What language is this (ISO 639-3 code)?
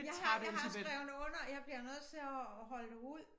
dan